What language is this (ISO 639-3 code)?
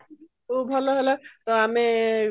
ori